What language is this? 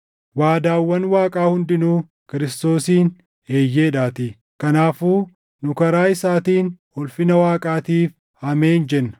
Oromo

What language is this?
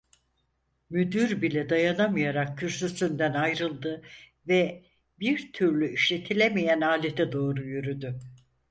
Turkish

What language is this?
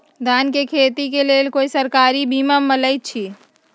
Magahi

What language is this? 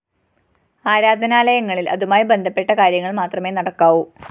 Malayalam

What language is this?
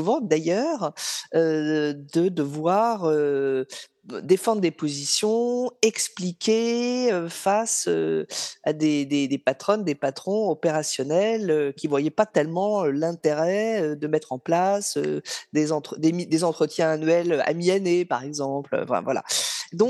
French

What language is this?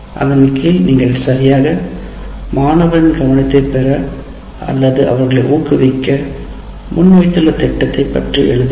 Tamil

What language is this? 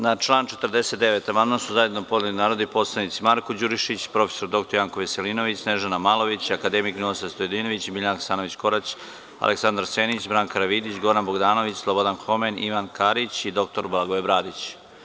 Serbian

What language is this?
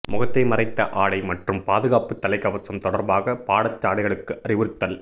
Tamil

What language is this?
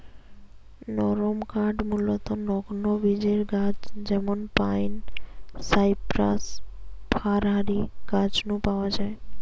Bangla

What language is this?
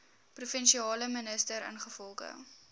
Afrikaans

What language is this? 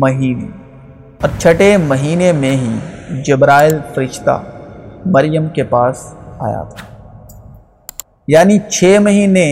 Urdu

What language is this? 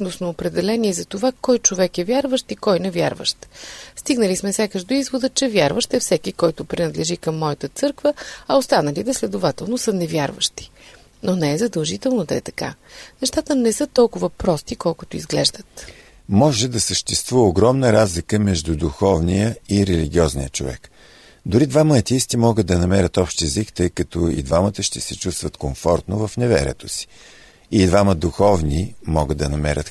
Bulgarian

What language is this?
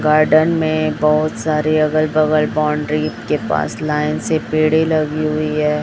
Hindi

